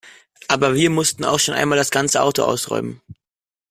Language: German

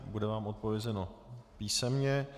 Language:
Czech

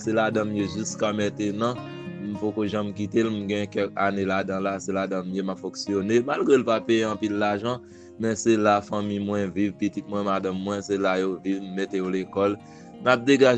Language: French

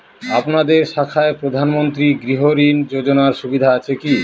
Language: Bangla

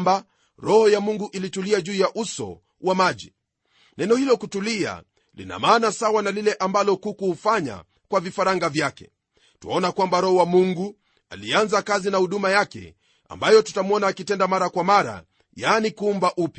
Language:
Swahili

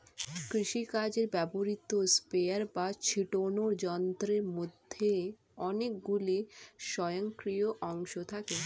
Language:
Bangla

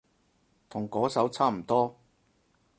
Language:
Cantonese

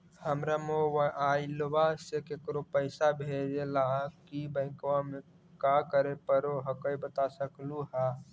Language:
Magahi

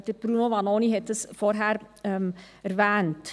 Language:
Swiss German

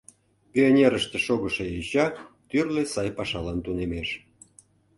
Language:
Mari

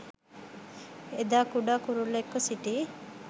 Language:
Sinhala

